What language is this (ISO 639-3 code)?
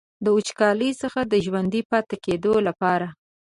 pus